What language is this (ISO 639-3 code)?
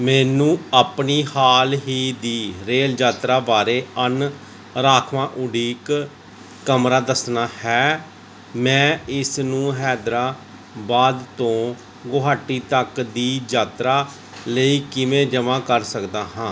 pan